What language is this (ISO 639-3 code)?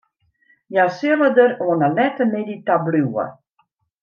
fry